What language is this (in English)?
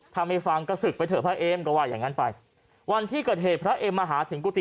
Thai